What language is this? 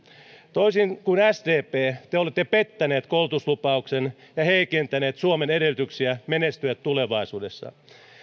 Finnish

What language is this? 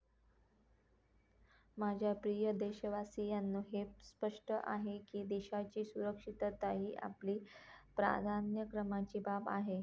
Marathi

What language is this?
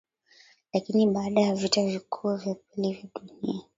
Swahili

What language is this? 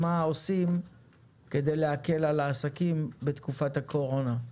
Hebrew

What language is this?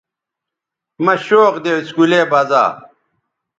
Bateri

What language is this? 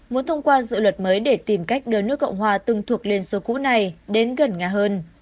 Vietnamese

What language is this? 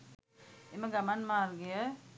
Sinhala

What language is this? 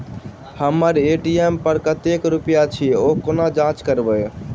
Maithili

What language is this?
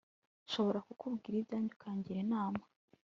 Kinyarwanda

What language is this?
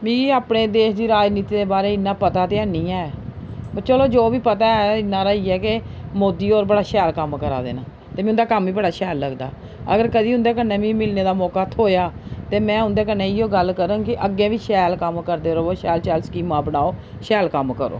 Dogri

